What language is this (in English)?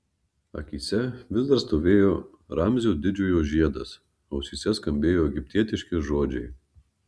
Lithuanian